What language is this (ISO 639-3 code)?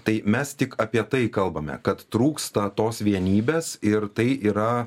lit